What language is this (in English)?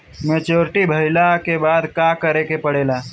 Bhojpuri